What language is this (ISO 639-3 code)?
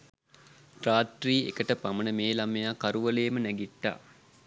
sin